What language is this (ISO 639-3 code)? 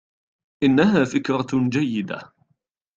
ara